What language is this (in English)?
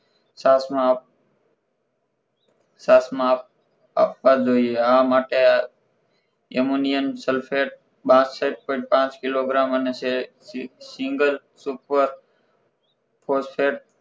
Gujarati